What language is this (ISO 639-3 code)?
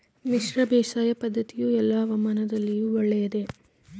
kan